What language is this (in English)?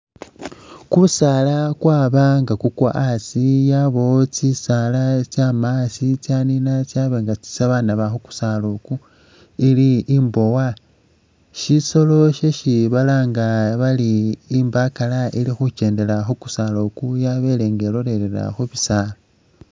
Masaaba